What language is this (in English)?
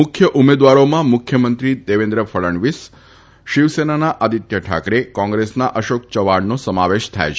Gujarati